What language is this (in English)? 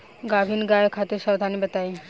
Bhojpuri